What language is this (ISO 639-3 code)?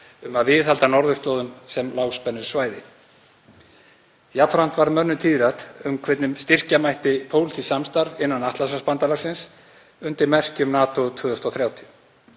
isl